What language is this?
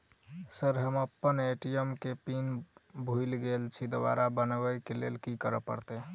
Maithili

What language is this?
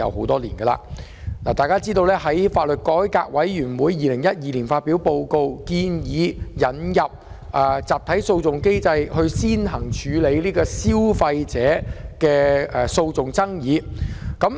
Cantonese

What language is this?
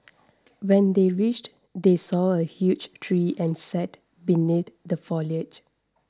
English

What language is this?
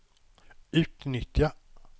Swedish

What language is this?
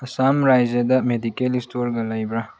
Manipuri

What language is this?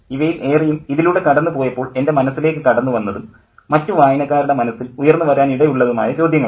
Malayalam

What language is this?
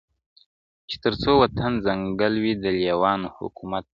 Pashto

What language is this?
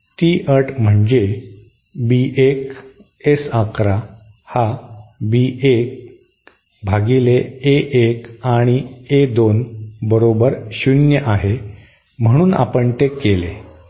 Marathi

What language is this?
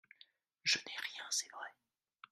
French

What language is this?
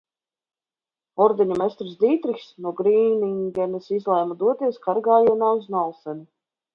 Latvian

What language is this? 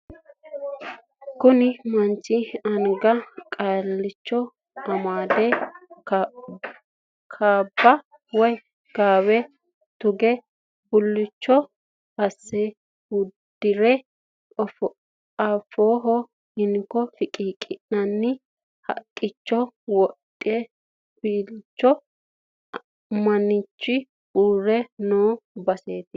Sidamo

